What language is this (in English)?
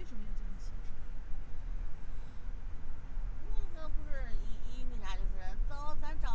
Chinese